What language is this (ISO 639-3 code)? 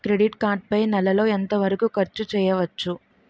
tel